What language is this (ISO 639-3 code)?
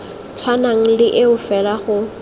tsn